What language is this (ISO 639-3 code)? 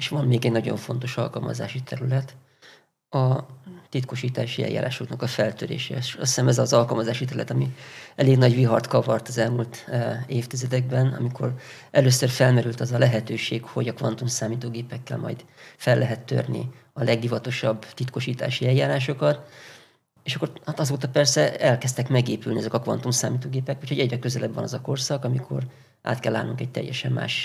hun